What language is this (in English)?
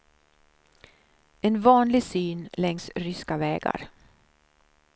Swedish